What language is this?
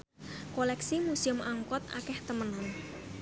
Javanese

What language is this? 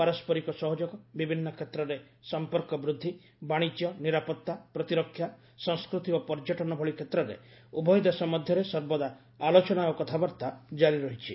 Odia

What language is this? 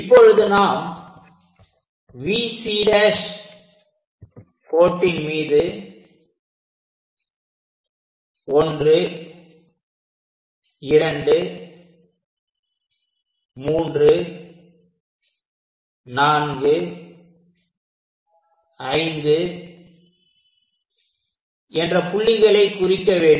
Tamil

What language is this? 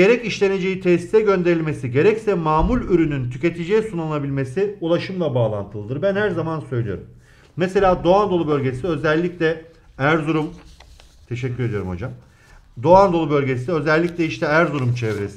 Turkish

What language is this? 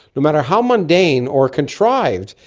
English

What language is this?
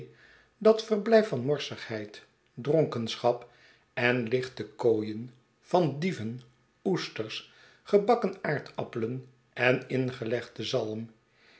Dutch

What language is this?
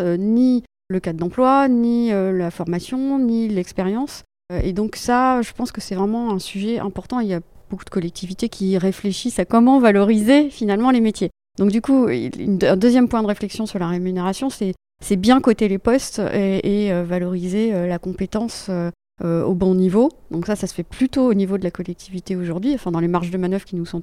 French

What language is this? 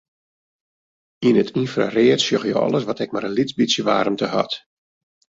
Western Frisian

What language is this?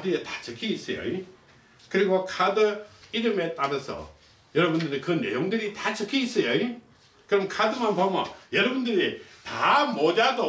Korean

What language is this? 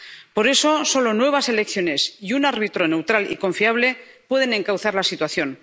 Spanish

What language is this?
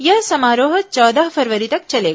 Hindi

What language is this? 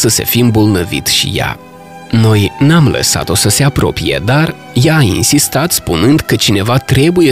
Romanian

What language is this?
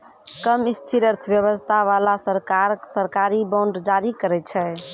Maithili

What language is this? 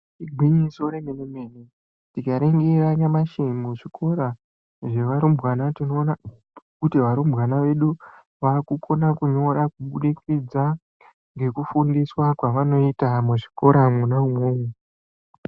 Ndau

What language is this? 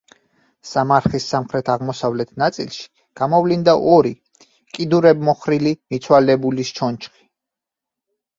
Georgian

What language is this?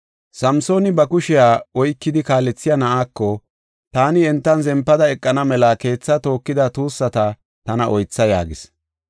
Gofa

